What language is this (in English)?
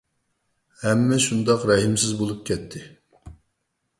Uyghur